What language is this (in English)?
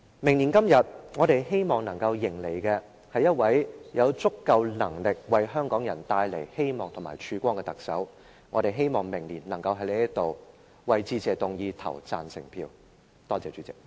Cantonese